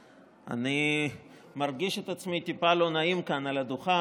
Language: Hebrew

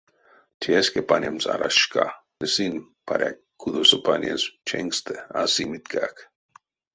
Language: Erzya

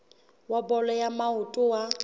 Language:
Southern Sotho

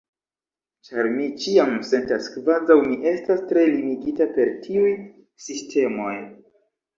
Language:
Esperanto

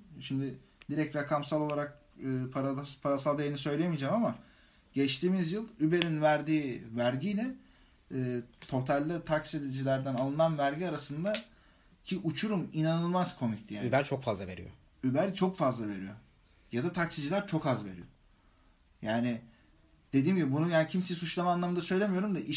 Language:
Turkish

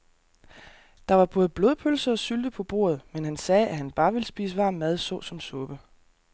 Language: Danish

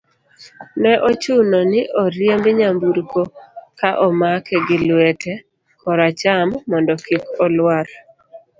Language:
Luo (Kenya and Tanzania)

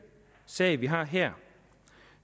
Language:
Danish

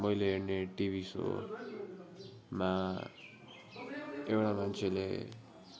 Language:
Nepali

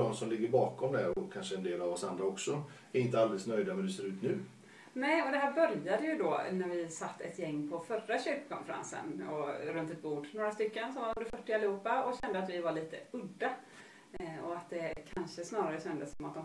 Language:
Swedish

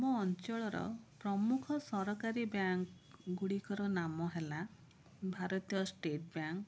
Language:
Odia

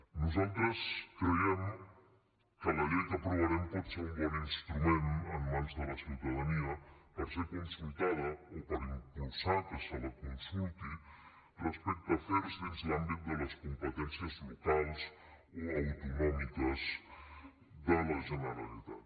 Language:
Catalan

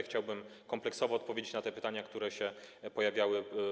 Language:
Polish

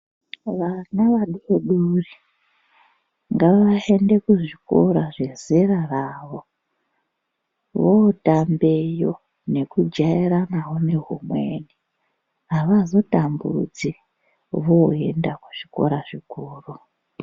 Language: Ndau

